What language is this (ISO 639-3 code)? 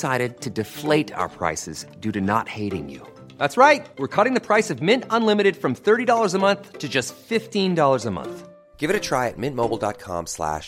fas